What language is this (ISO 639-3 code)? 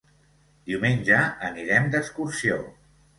cat